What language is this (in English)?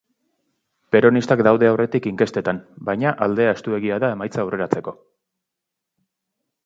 Basque